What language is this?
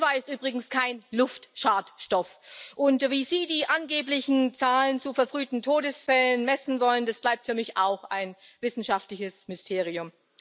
German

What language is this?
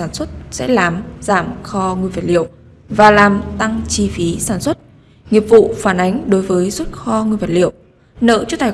Vietnamese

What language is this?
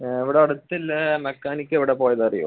Malayalam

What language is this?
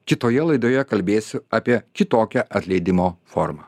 Lithuanian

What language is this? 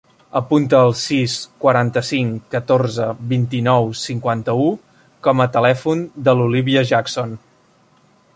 Catalan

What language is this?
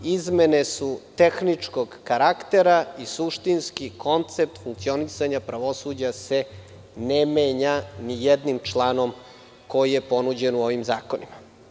Serbian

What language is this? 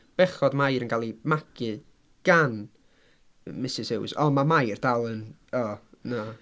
Welsh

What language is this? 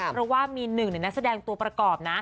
Thai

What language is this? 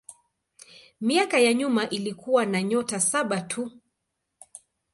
Swahili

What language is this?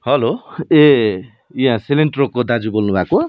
Nepali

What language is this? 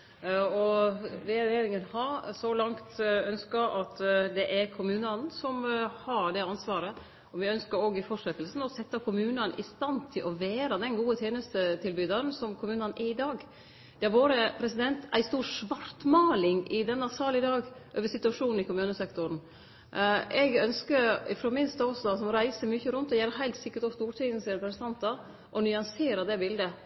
Norwegian Nynorsk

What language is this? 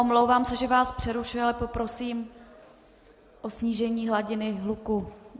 Czech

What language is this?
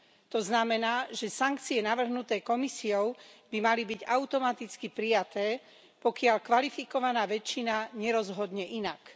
Slovak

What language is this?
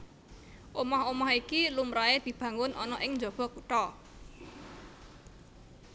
Javanese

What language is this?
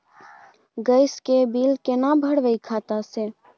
Maithili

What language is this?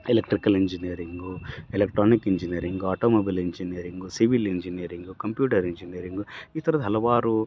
Kannada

